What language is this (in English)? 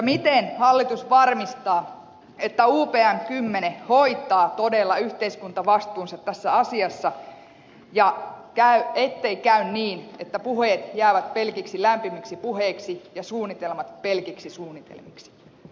Finnish